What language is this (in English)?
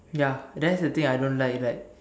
English